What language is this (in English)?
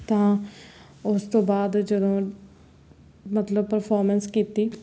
Punjabi